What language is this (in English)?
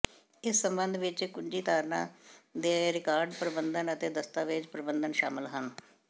Punjabi